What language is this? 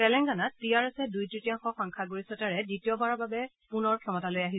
Assamese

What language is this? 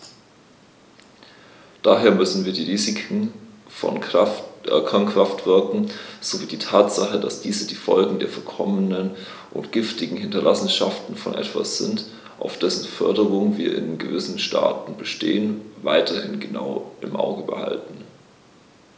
German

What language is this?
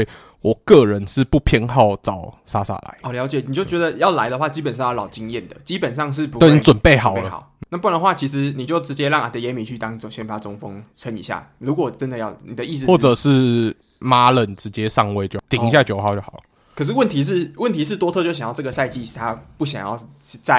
Chinese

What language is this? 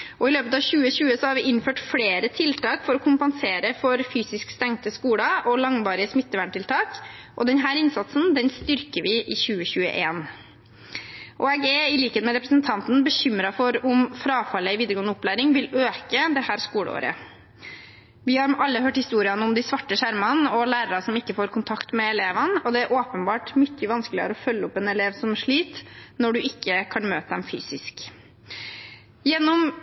Norwegian Bokmål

